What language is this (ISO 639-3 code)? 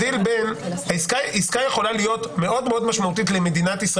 heb